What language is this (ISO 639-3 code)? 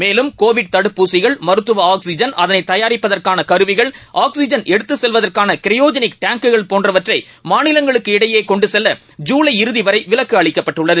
tam